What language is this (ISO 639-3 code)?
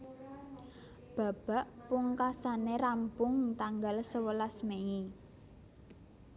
jav